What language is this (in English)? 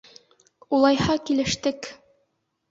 Bashkir